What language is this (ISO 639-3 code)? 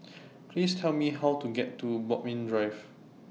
eng